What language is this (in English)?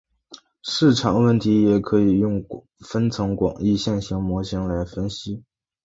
Chinese